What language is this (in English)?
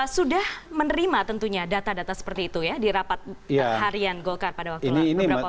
Indonesian